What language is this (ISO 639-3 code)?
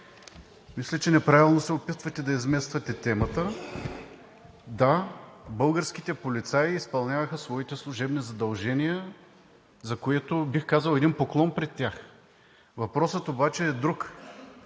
bul